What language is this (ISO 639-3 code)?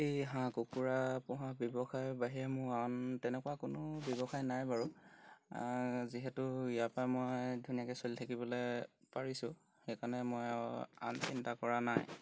asm